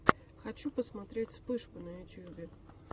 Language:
Russian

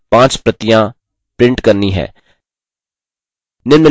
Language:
Hindi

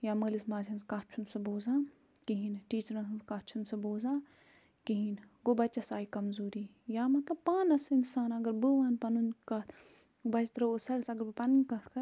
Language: Kashmiri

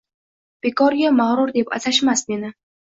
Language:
Uzbek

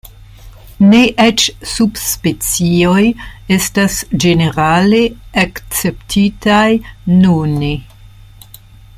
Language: Esperanto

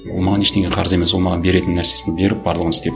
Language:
Kazakh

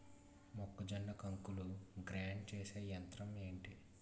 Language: Telugu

